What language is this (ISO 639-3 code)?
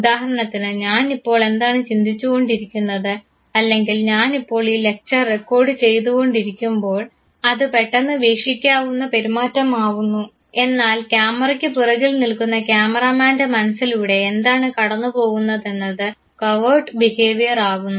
mal